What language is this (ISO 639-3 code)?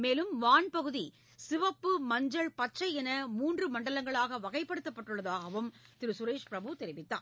tam